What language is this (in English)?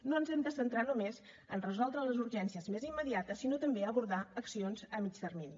Catalan